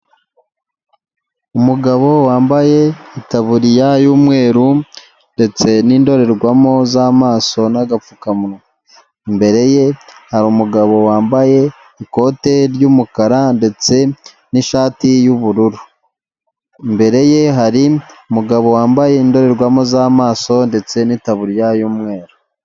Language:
Kinyarwanda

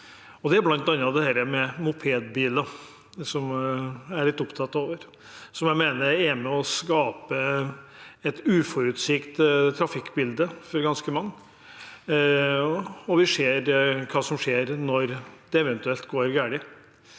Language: Norwegian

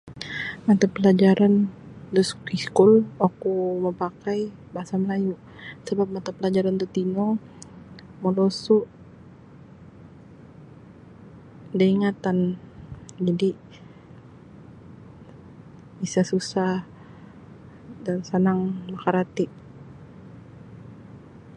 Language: Sabah Bisaya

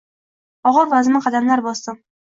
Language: Uzbek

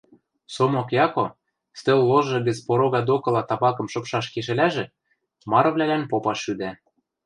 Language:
Western Mari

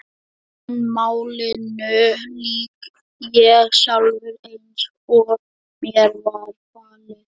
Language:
Icelandic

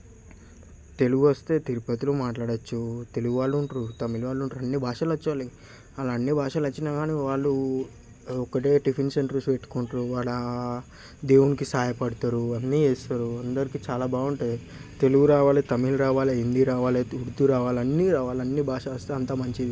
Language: Telugu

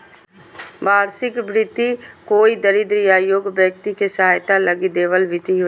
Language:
Magahi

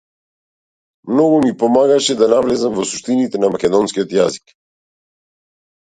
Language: Macedonian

